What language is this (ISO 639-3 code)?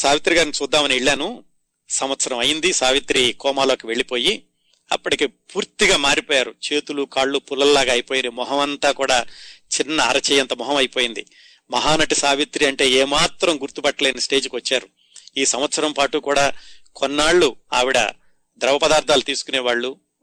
tel